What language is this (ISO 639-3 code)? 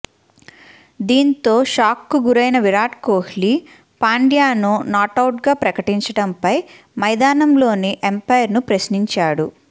tel